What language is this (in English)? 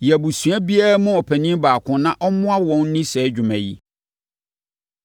Akan